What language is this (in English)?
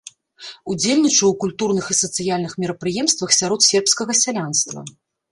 Belarusian